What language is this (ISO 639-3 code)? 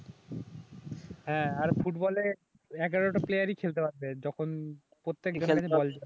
ben